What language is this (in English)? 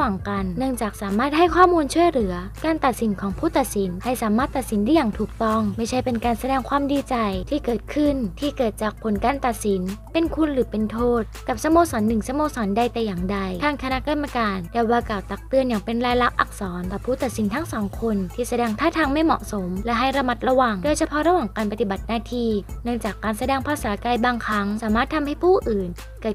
Thai